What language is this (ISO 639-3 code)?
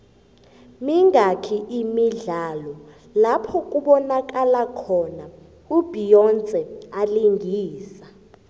nbl